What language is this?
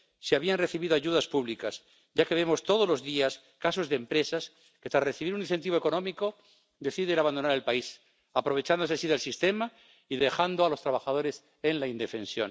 Spanish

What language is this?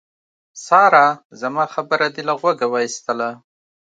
Pashto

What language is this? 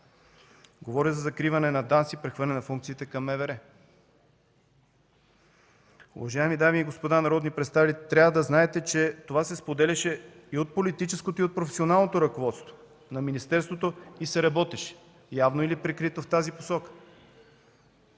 Bulgarian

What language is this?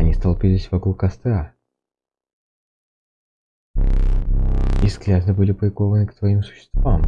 Russian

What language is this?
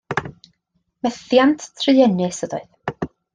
Welsh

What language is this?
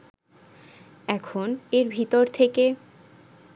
Bangla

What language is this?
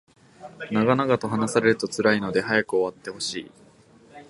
Japanese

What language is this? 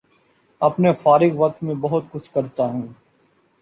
Urdu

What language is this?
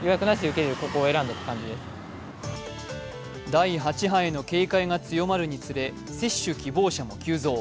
Japanese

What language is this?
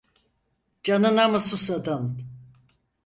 Turkish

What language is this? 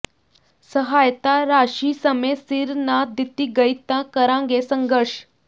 Punjabi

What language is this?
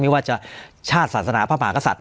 Thai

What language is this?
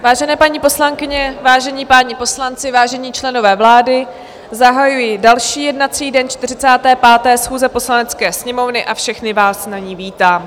Czech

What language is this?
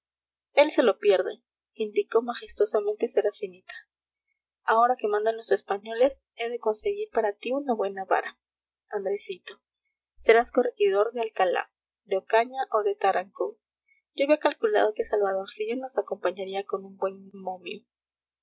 Spanish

